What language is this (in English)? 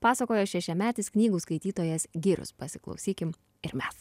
Lithuanian